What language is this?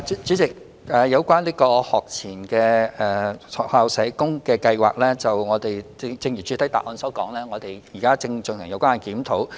Cantonese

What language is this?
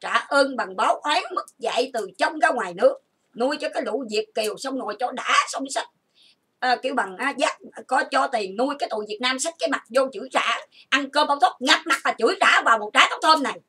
Vietnamese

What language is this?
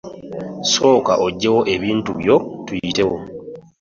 Ganda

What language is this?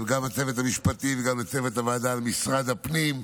Hebrew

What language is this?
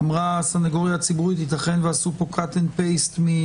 Hebrew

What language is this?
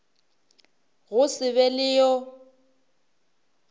Northern Sotho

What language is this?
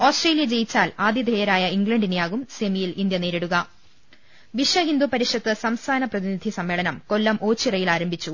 Malayalam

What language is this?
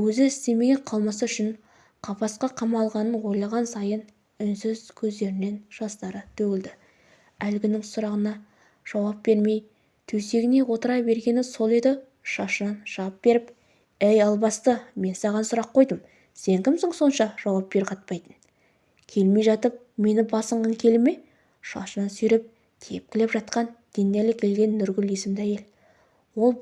Turkish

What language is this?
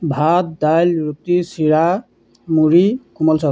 Assamese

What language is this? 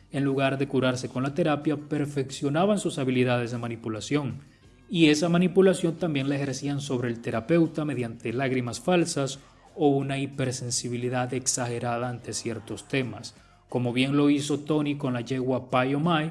Spanish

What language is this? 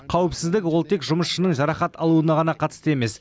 Kazakh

